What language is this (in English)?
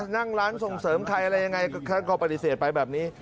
Thai